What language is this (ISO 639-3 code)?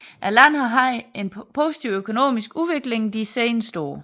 dan